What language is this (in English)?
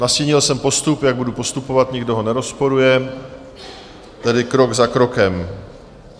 Czech